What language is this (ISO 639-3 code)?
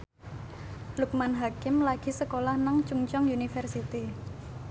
jav